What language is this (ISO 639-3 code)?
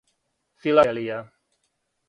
srp